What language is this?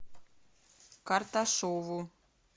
Russian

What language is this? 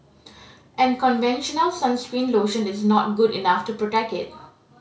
English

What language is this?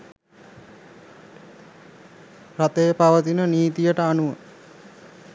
Sinhala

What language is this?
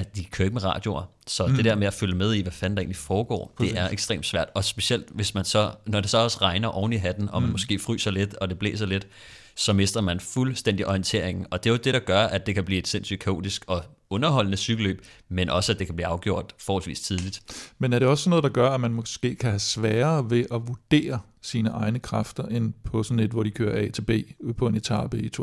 Danish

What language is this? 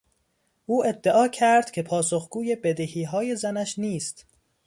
Persian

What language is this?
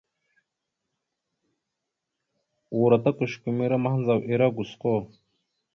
Mada (Cameroon)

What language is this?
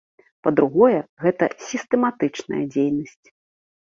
Belarusian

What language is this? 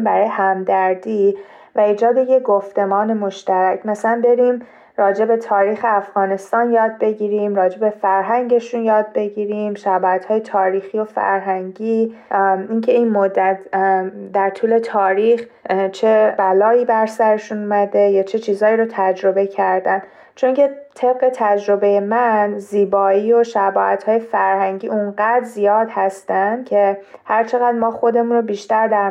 Persian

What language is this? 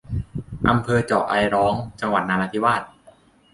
Thai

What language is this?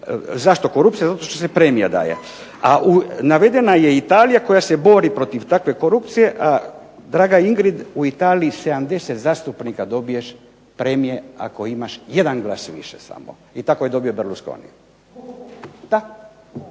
Croatian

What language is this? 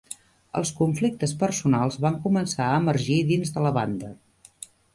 Catalan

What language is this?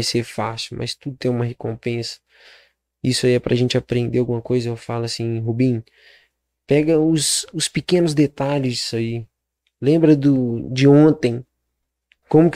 Portuguese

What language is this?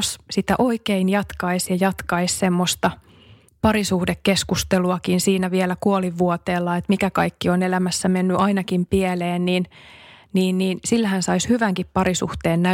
Finnish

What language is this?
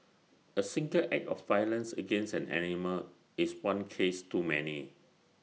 English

